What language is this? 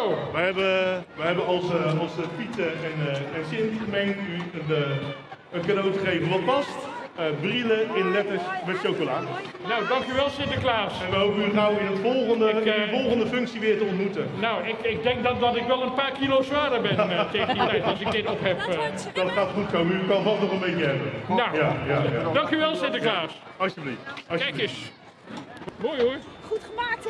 Dutch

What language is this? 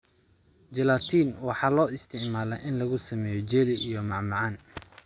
Somali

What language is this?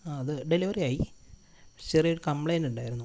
Malayalam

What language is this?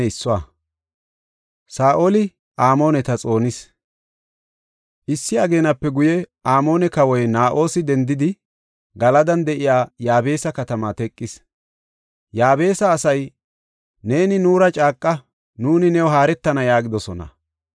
Gofa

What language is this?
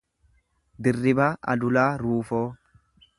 Oromo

